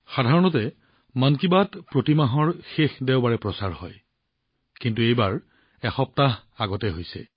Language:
Assamese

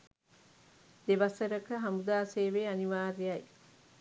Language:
Sinhala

